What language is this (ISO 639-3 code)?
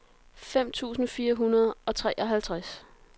dan